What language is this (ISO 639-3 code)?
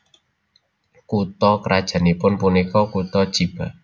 jav